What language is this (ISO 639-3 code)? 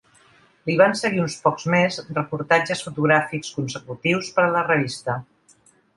cat